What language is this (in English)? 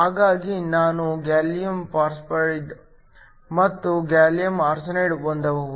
Kannada